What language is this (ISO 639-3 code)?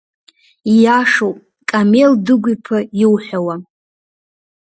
abk